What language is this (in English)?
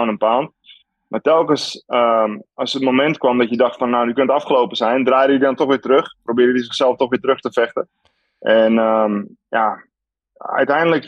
Dutch